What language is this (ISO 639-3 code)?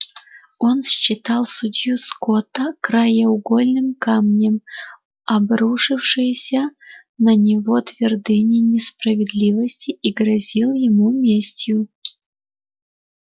rus